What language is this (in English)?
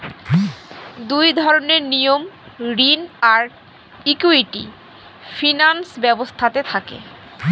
Bangla